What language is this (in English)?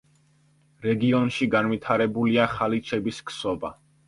Georgian